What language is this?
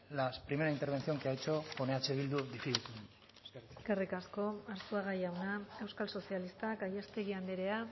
Basque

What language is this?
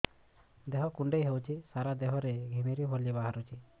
Odia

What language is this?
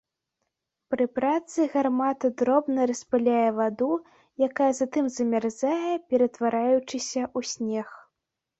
Belarusian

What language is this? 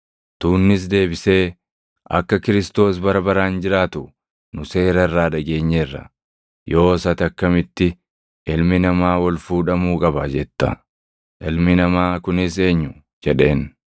Oromo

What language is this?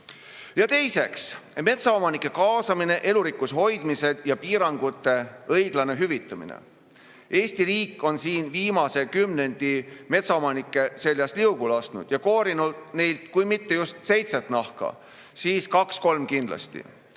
Estonian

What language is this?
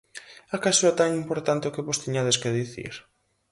Galician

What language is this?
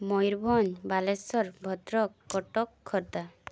Odia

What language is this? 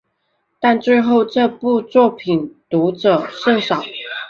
Chinese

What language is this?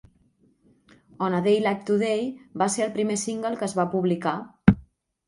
Catalan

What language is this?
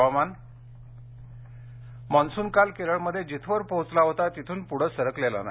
Marathi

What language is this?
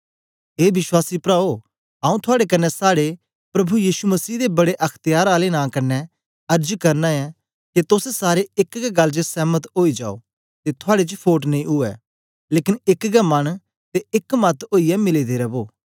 Dogri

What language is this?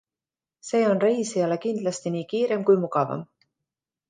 Estonian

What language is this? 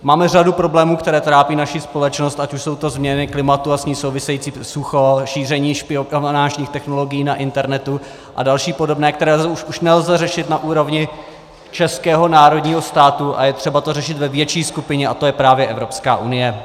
Czech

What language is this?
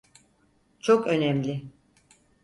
Turkish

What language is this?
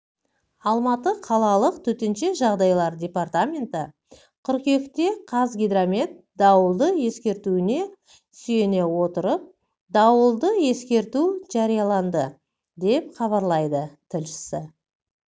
Kazakh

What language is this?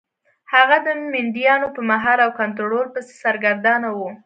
Pashto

